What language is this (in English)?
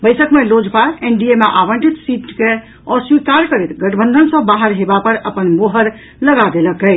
Maithili